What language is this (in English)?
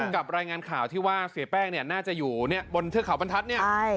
Thai